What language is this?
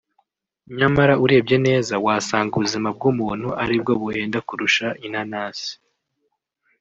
Kinyarwanda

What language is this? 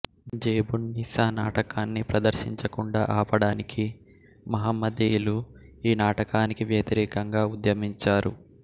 Telugu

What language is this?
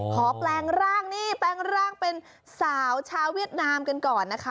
Thai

